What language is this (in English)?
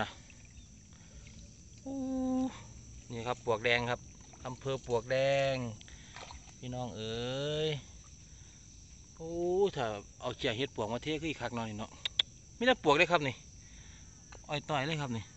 Thai